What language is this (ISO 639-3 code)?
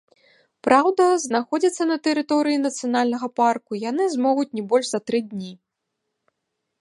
bel